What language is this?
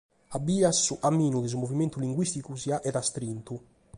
Sardinian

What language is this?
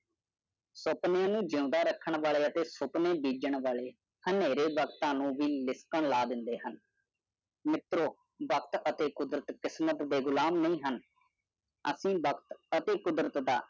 Punjabi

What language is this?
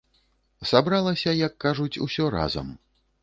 Belarusian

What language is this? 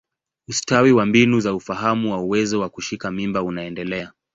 Swahili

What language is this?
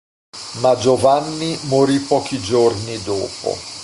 Italian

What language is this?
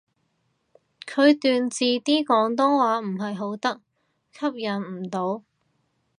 Cantonese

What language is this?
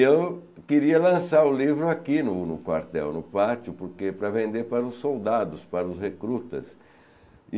Portuguese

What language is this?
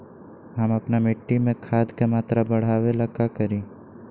Magahi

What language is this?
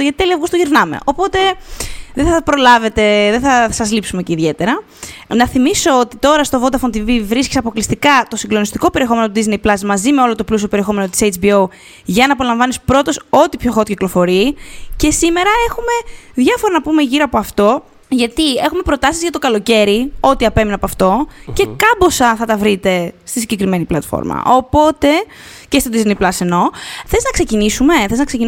Greek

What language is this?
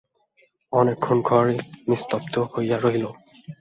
Bangla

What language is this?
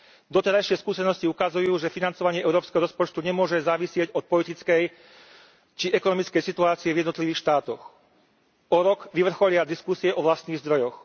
Slovak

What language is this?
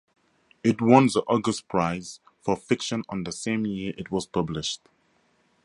English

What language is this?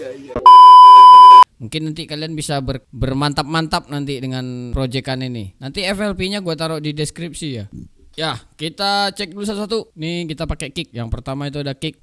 Indonesian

